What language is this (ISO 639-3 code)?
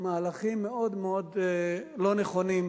heb